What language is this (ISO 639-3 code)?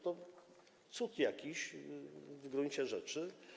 pol